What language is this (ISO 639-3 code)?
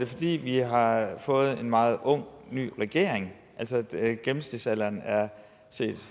dan